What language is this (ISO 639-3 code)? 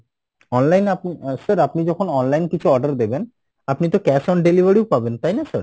ben